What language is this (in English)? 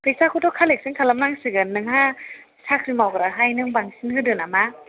Bodo